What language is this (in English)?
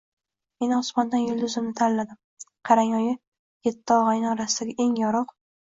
Uzbek